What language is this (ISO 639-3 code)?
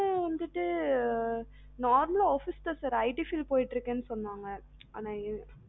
tam